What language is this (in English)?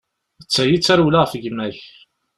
Kabyle